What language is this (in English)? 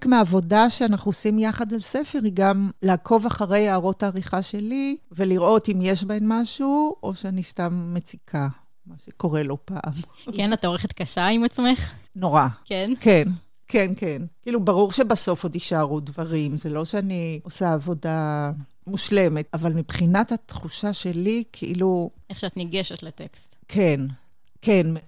Hebrew